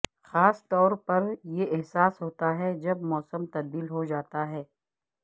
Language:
Urdu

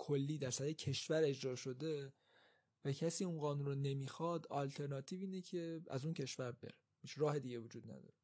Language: Persian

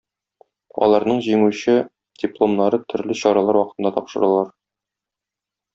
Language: Tatar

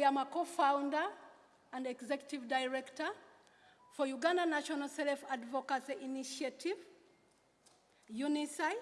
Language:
English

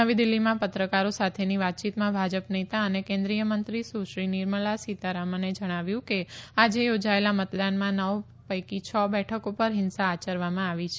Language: Gujarati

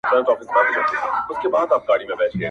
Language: Pashto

